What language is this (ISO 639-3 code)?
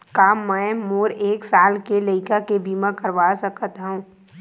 hne